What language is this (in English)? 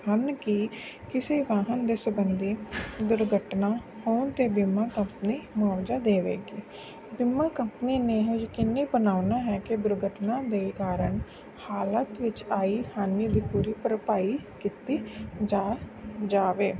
Punjabi